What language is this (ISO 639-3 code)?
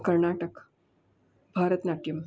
guj